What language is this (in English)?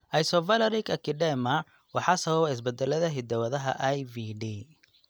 Somali